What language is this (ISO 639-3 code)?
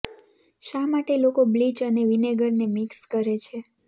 guj